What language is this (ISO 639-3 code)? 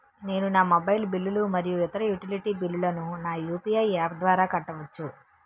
tel